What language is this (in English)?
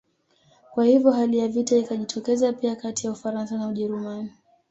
Swahili